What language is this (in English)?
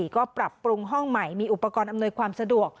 Thai